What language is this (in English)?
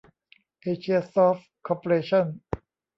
Thai